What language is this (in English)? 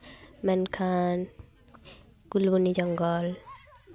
Santali